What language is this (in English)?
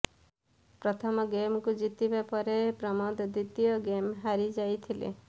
Odia